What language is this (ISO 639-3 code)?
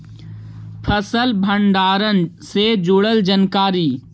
mag